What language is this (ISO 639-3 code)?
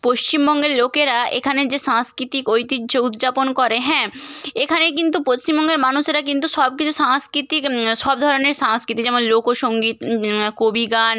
ben